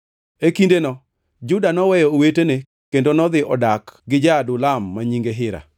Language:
Luo (Kenya and Tanzania)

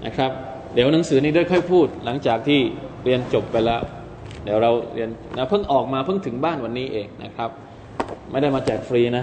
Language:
Thai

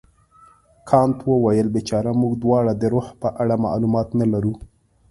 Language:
Pashto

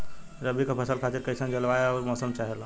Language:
Bhojpuri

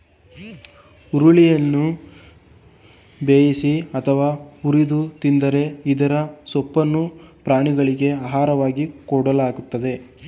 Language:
Kannada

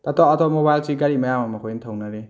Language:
Manipuri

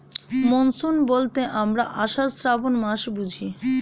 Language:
Bangla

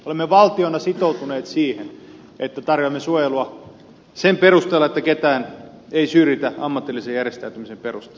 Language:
Finnish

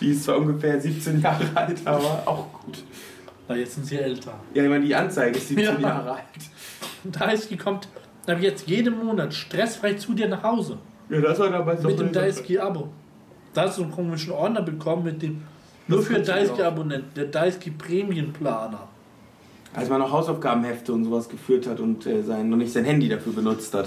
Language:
German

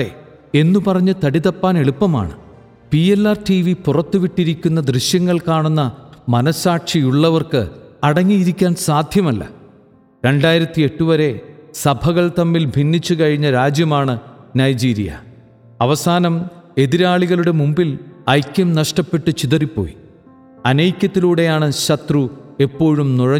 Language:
Malayalam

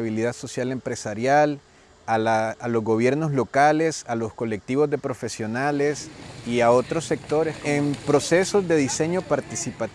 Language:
Spanish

